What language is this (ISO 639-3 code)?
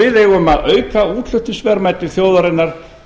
isl